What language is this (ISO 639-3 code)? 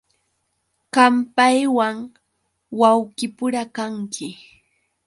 qux